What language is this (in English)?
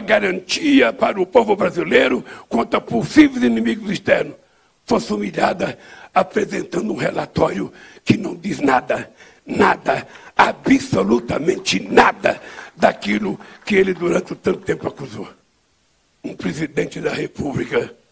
Portuguese